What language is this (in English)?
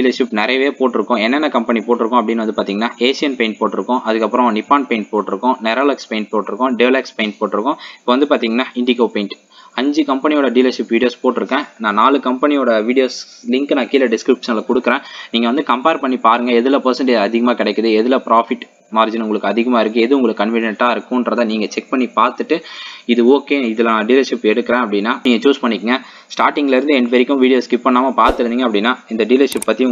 Indonesian